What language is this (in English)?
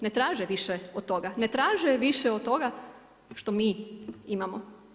Croatian